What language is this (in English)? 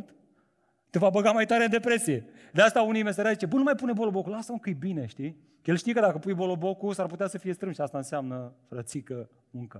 Romanian